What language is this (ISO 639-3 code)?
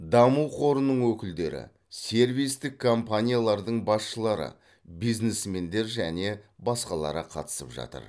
kaz